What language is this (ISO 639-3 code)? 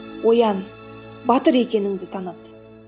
kaz